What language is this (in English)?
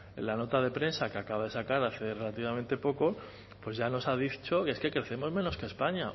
Spanish